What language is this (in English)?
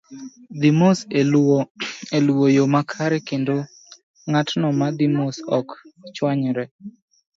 Luo (Kenya and Tanzania)